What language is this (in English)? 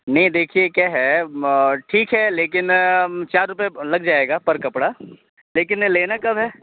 Urdu